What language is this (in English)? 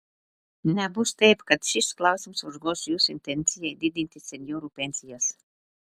Lithuanian